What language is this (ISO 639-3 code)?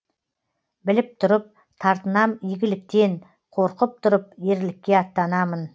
kaz